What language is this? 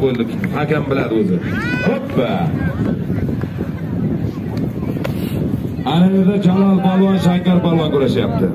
Turkish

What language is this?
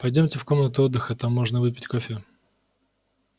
Russian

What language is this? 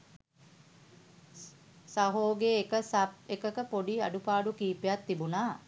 Sinhala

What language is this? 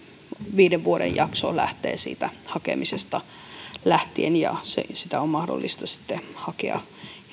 Finnish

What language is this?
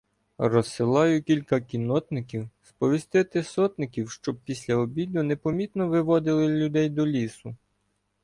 Ukrainian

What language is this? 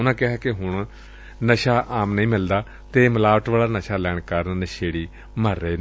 Punjabi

